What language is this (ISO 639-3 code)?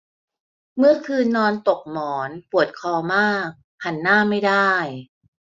tha